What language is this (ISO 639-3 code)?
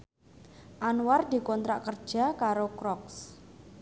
jav